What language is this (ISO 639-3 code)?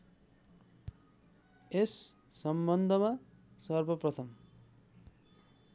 nep